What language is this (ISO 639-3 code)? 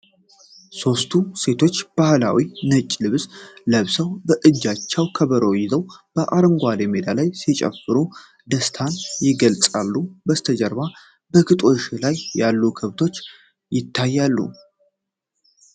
amh